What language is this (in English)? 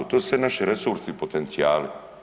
Croatian